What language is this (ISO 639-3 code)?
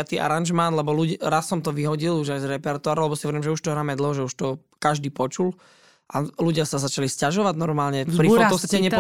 slk